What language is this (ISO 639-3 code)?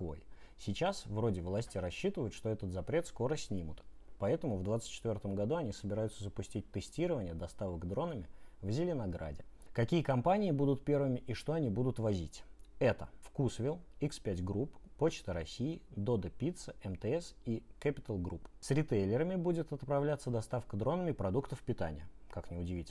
rus